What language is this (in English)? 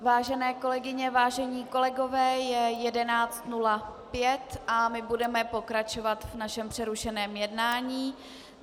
Czech